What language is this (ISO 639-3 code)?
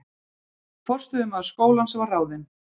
isl